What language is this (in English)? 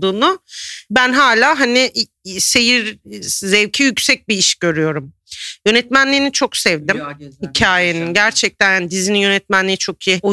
Turkish